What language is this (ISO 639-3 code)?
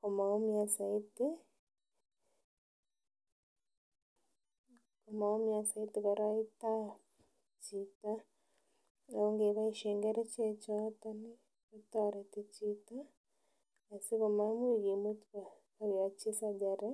kln